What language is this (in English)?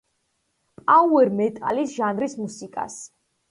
Georgian